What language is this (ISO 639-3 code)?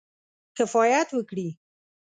pus